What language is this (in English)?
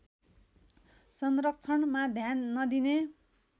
Nepali